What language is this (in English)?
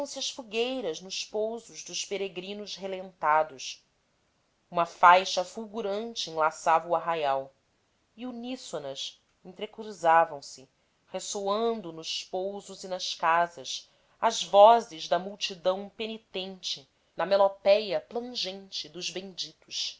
Portuguese